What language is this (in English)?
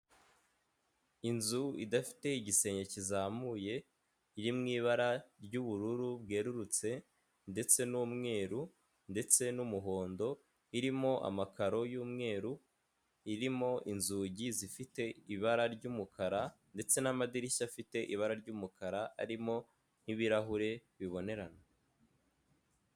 Kinyarwanda